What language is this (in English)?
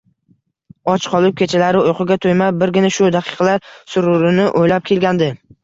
Uzbek